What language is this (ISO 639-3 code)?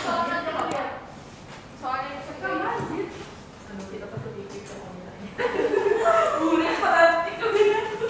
ind